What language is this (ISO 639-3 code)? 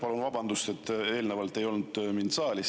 est